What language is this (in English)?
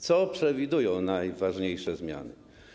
Polish